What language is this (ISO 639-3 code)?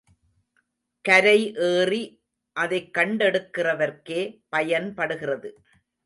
tam